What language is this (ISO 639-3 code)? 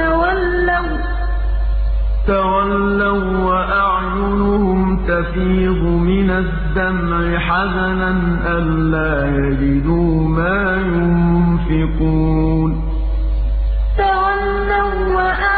ara